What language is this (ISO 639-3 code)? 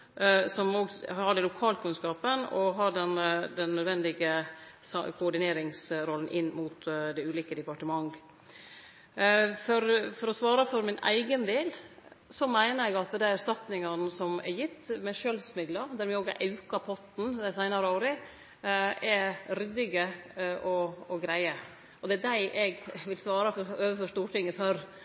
nno